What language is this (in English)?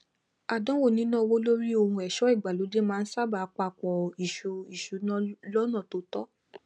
Yoruba